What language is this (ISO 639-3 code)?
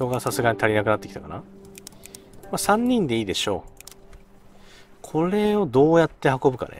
jpn